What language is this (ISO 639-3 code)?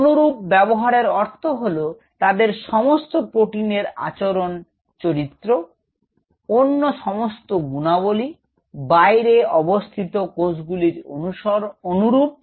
ben